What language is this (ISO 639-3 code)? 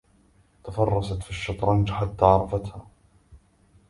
ara